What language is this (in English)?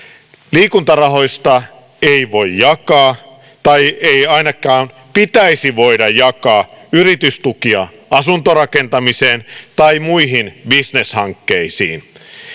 Finnish